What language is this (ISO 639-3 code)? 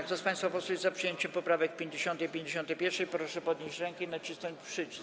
pol